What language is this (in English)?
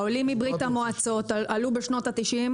Hebrew